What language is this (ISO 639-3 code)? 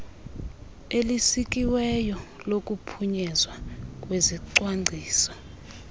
xho